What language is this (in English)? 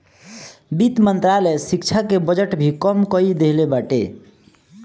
Bhojpuri